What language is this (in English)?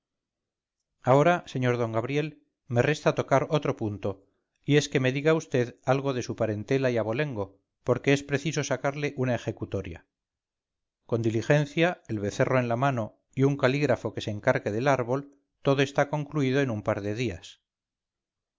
Spanish